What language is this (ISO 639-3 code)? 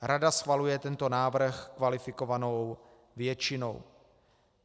ces